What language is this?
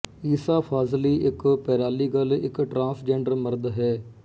Punjabi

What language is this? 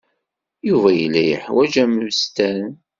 Kabyle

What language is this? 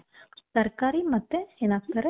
Kannada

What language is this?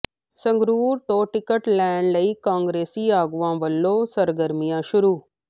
Punjabi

